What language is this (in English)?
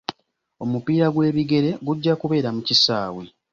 Ganda